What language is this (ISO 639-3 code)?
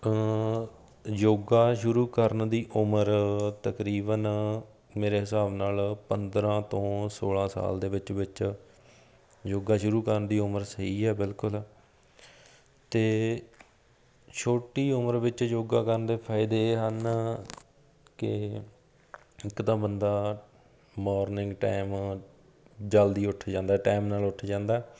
pan